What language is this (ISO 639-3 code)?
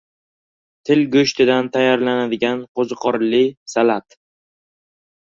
uzb